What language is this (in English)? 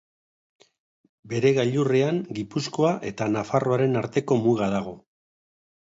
Basque